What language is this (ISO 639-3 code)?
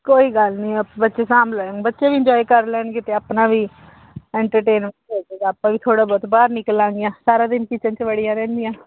pan